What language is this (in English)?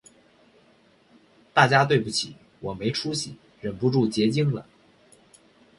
Chinese